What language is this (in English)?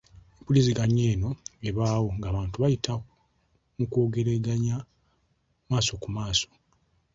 Ganda